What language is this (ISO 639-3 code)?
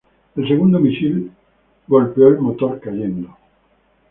spa